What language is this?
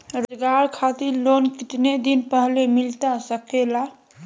Magahi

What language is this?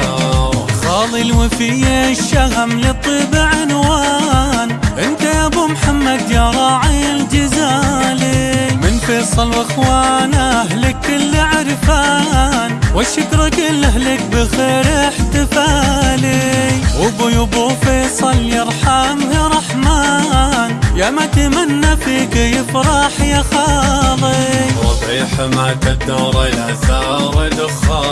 Arabic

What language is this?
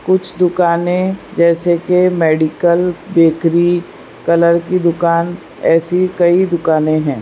Hindi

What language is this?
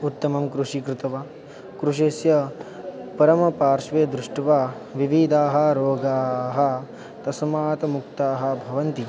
Sanskrit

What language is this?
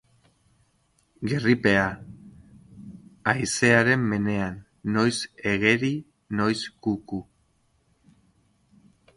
Basque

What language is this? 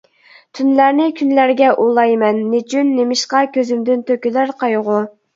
Uyghur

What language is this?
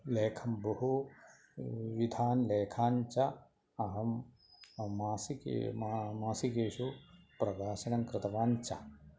Sanskrit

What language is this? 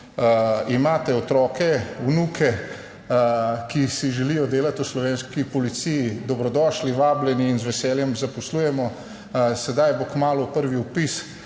Slovenian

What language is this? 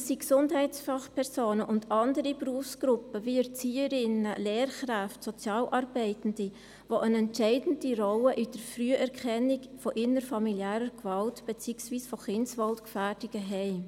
Swiss German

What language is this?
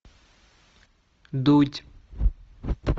Russian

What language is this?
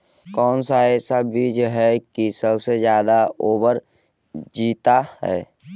Magahi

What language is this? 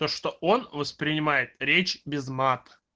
Russian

